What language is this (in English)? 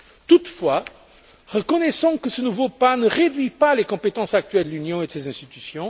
French